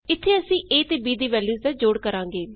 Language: Punjabi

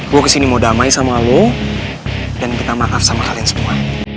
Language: Indonesian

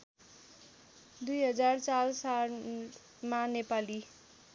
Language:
Nepali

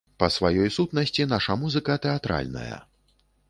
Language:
Belarusian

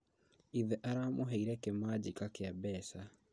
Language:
Kikuyu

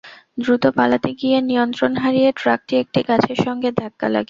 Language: Bangla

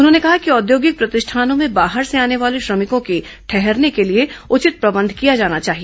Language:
Hindi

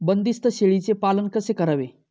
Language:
Marathi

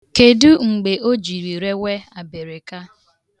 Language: Igbo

